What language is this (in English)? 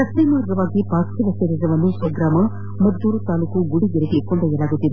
Kannada